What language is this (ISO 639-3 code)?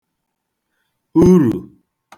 ibo